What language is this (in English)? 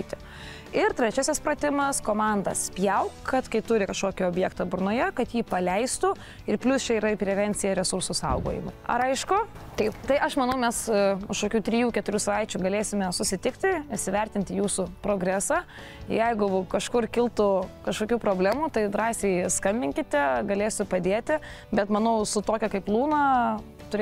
Lithuanian